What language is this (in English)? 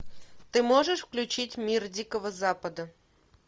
Russian